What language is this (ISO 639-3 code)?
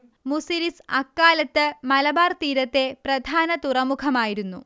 mal